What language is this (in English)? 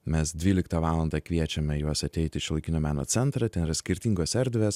Lithuanian